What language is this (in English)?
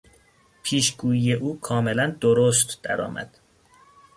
Persian